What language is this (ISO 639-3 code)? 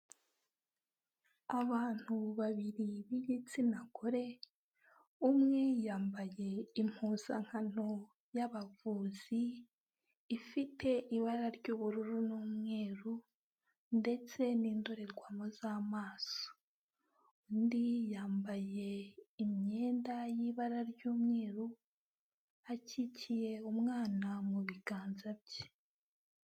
kin